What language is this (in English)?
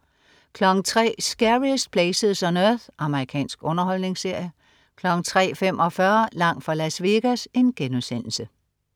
Danish